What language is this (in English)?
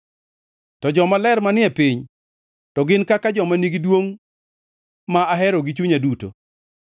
Luo (Kenya and Tanzania)